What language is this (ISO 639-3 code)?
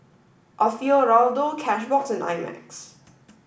eng